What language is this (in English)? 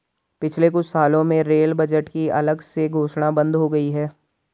Hindi